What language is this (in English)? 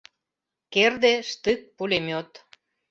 Mari